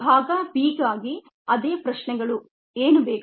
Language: Kannada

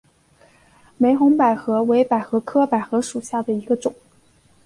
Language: Chinese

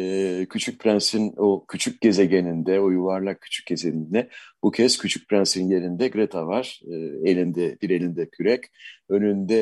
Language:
Turkish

